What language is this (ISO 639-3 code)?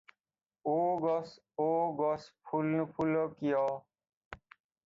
asm